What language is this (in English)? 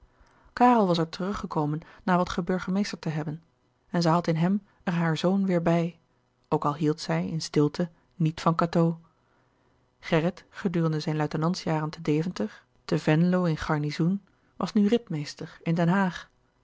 Dutch